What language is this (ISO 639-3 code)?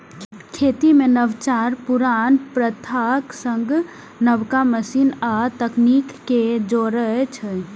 mai